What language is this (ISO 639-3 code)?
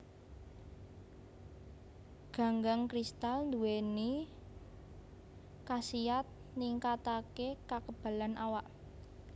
jav